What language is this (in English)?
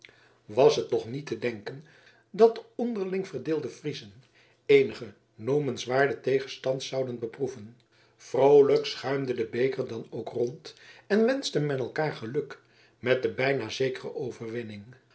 Dutch